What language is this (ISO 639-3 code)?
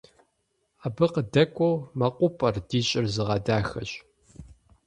kbd